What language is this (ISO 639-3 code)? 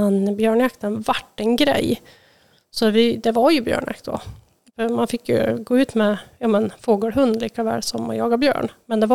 swe